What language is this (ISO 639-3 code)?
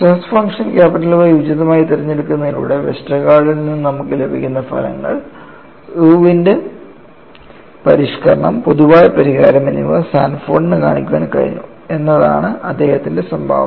mal